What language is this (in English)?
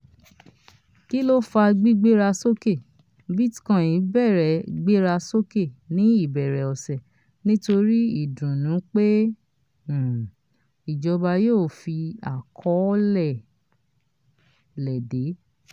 Yoruba